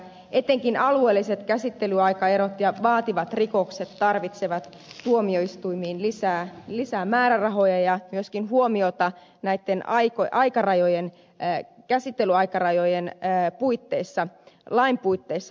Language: Finnish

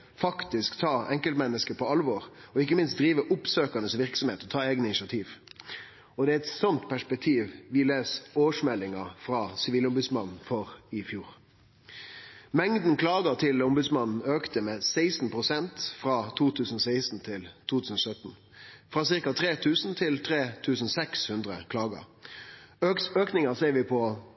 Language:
Norwegian Nynorsk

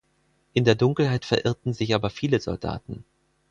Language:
German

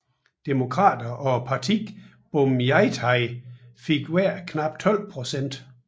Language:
Danish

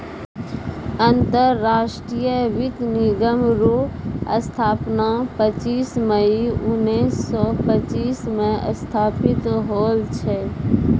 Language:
Maithili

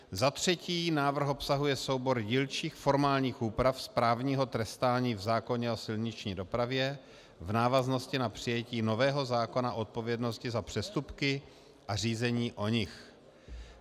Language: Czech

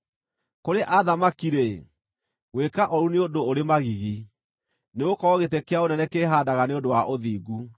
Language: Kikuyu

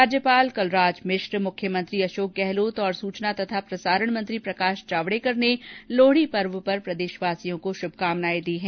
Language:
Hindi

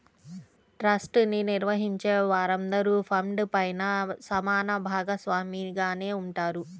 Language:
Telugu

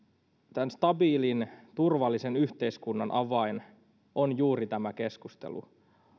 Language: Finnish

